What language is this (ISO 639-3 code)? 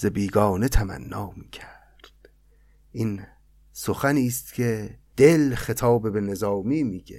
fas